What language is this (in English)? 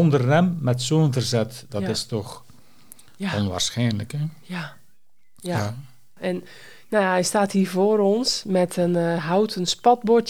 Dutch